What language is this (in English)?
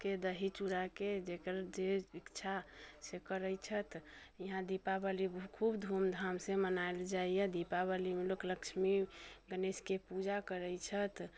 Maithili